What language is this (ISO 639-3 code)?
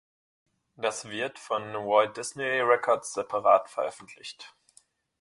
deu